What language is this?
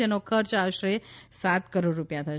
Gujarati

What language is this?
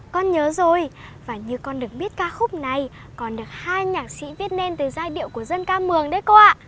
Vietnamese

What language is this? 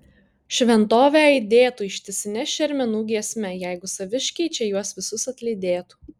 Lithuanian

